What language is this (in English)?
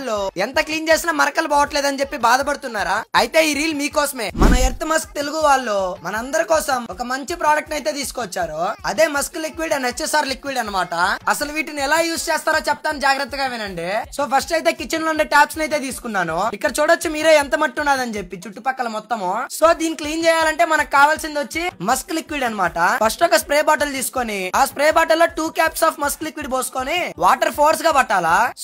Telugu